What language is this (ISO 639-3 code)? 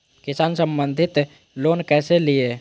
mag